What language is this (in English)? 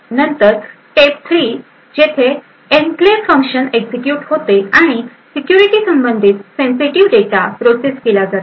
Marathi